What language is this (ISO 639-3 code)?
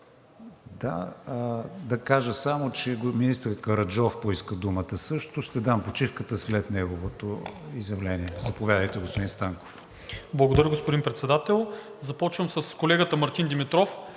bul